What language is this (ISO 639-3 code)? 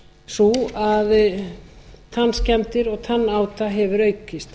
isl